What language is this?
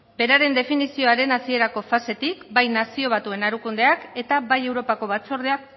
Basque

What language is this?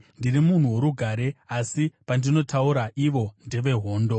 Shona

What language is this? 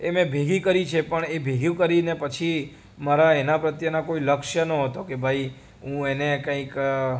Gujarati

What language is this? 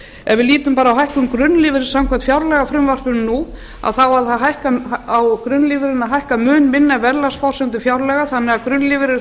Icelandic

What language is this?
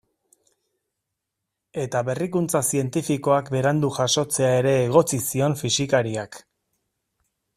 Basque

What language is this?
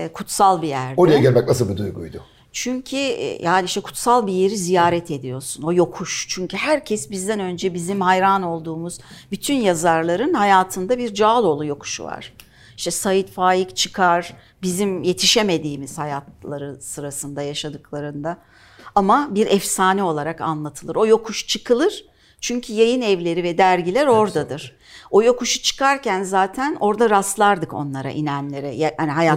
Turkish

